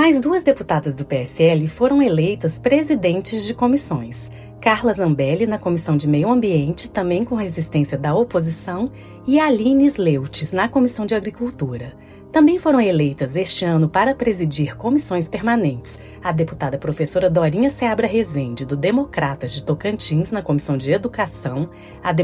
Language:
Portuguese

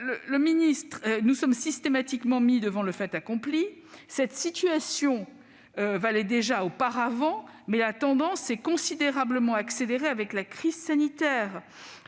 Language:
French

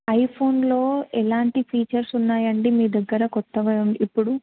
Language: Telugu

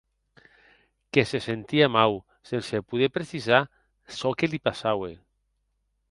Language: Occitan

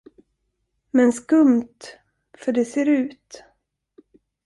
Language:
Swedish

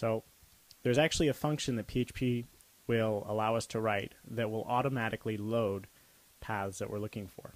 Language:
English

